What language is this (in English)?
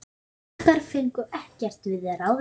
Icelandic